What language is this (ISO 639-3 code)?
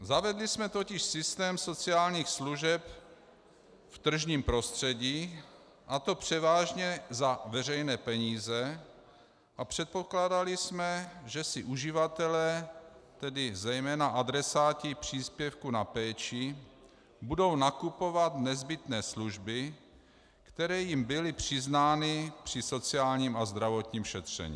ces